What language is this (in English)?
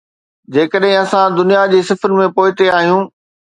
Sindhi